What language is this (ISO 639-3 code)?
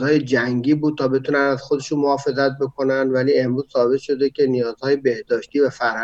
fas